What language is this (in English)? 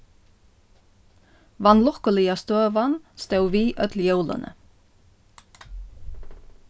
Faroese